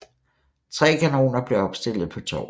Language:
Danish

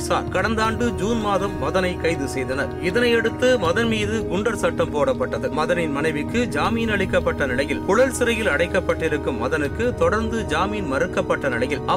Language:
Tamil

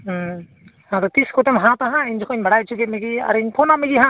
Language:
Santali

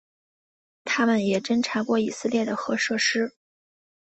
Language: Chinese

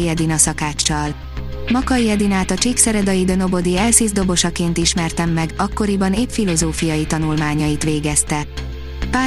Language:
Hungarian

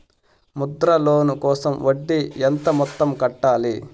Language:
Telugu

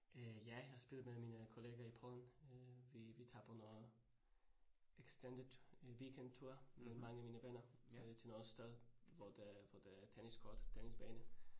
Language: Danish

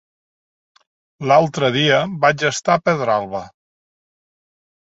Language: Catalan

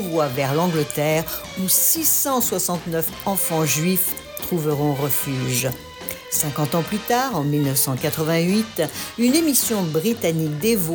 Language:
French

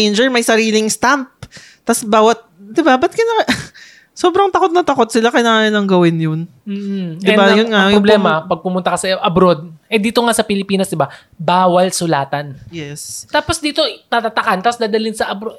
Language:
Filipino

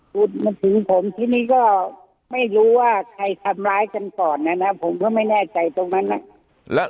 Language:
Thai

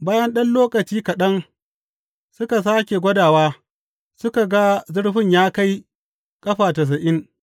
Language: Hausa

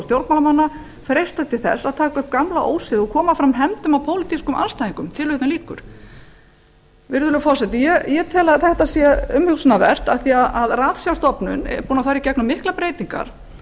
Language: Icelandic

